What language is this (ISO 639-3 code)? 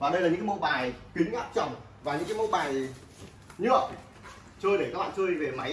vie